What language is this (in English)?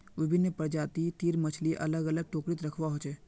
Magahi